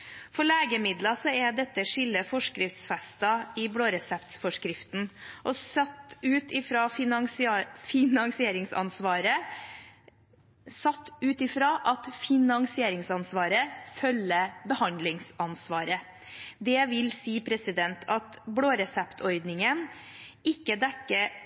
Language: Norwegian Bokmål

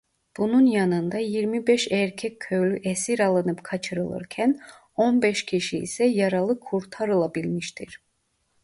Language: Turkish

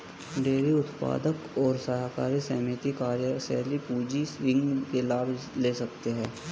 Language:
Hindi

